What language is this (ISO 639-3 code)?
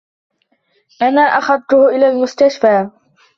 ara